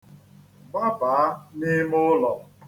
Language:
Igbo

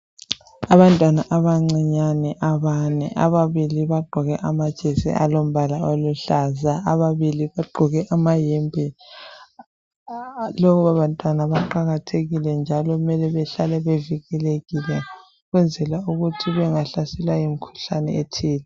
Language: North Ndebele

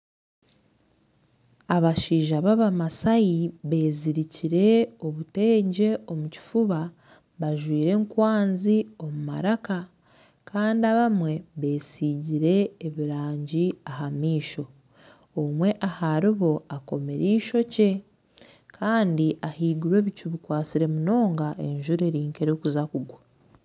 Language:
Nyankole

